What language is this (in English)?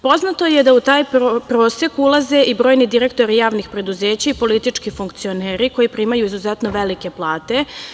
Serbian